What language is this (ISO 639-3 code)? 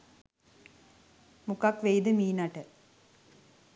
sin